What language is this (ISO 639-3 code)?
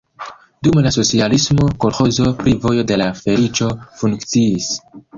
epo